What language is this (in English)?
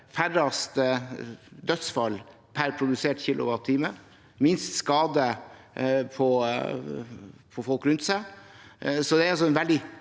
Norwegian